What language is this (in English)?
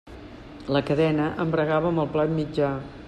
Catalan